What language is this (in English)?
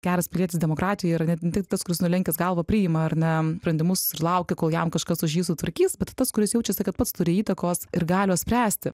Lithuanian